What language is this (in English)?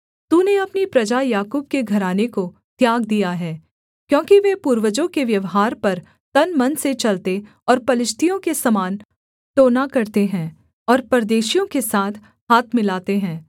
Hindi